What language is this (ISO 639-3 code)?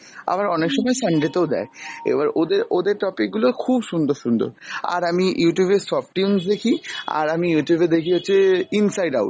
ben